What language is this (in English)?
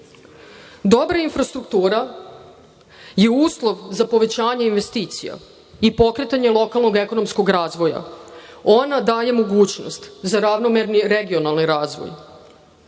Serbian